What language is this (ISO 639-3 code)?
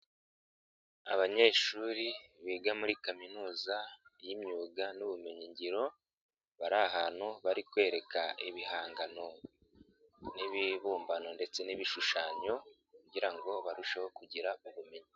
kin